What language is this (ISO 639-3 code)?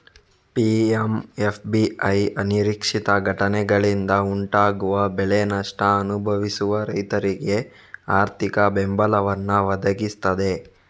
kan